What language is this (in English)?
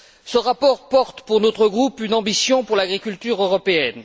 French